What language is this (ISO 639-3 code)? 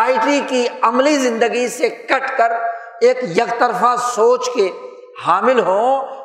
urd